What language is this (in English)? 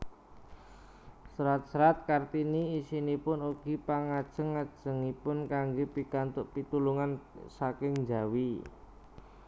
Javanese